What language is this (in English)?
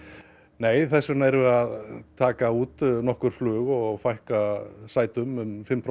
Icelandic